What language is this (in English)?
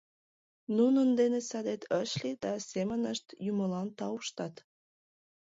Mari